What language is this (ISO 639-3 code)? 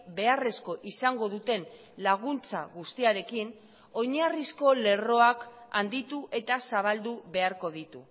eus